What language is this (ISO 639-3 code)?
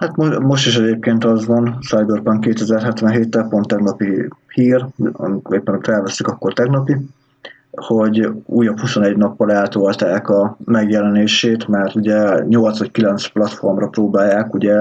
hun